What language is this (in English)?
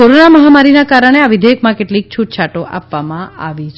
Gujarati